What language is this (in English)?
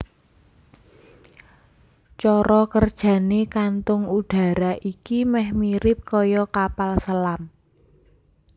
Javanese